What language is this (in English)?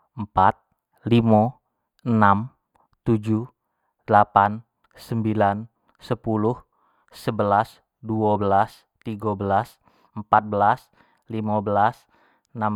Jambi Malay